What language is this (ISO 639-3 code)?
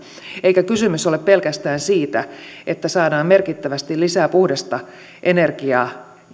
fin